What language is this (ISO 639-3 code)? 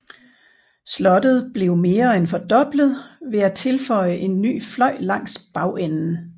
dan